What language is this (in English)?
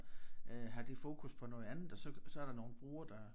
Danish